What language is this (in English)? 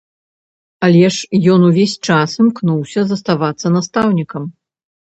Belarusian